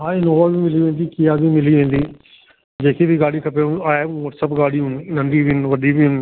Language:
Sindhi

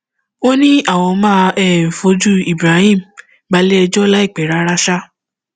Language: Yoruba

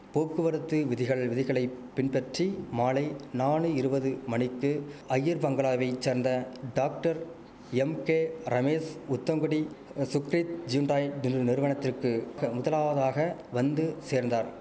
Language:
Tamil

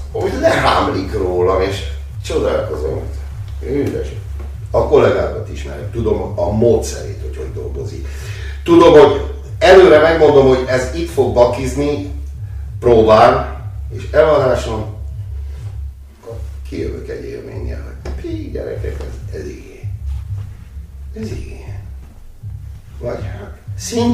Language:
Hungarian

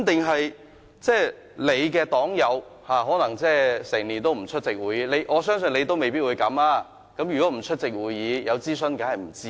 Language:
Cantonese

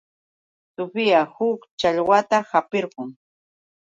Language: Yauyos Quechua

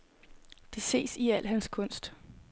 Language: Danish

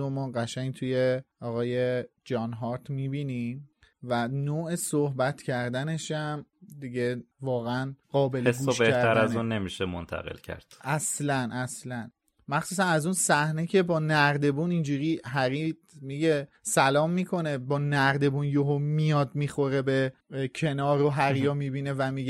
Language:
Persian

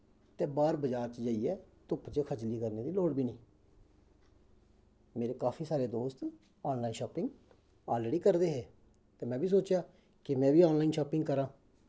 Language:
Dogri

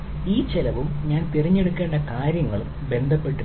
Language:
Malayalam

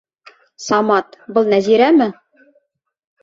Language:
Bashkir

